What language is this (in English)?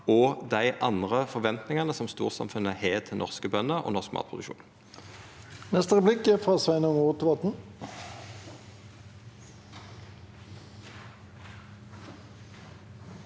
Norwegian